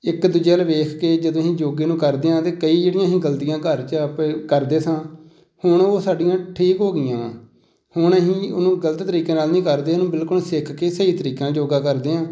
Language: Punjabi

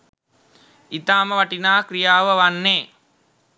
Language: Sinhala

